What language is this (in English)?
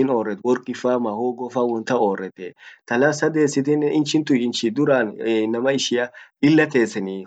Orma